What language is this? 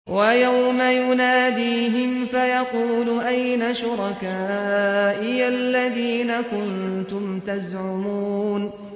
Arabic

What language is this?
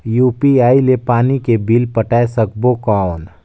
Chhattisgarhi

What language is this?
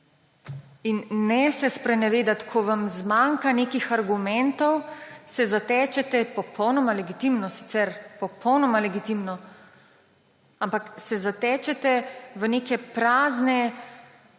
Slovenian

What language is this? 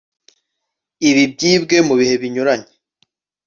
Kinyarwanda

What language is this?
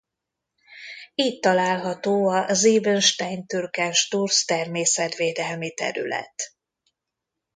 Hungarian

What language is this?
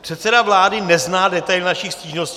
Czech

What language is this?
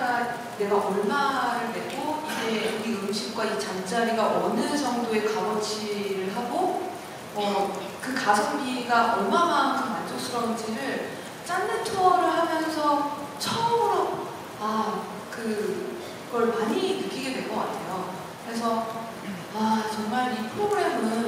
Korean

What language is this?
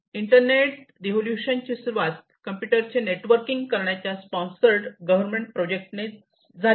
Marathi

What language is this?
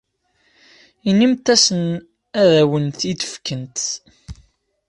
Kabyle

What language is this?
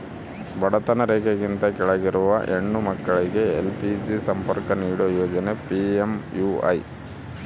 Kannada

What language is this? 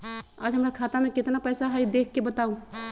Magahi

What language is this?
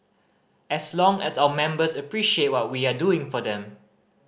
English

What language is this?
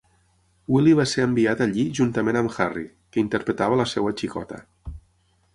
Catalan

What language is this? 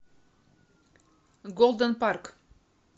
Russian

